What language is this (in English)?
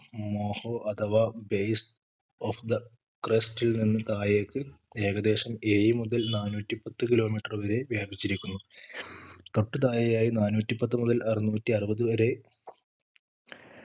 Malayalam